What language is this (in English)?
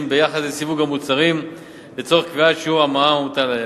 Hebrew